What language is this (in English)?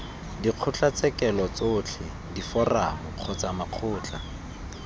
Tswana